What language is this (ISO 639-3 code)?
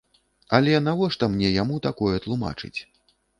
bel